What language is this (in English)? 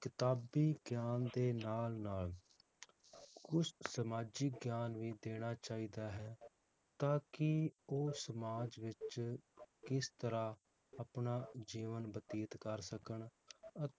Punjabi